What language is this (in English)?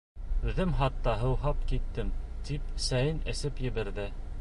Bashkir